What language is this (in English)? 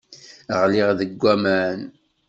Kabyle